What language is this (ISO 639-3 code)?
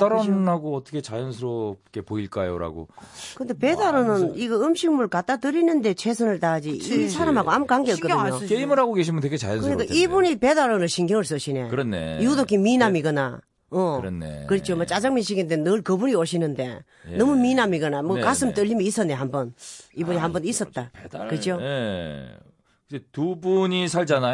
kor